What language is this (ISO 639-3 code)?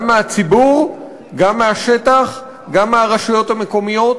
heb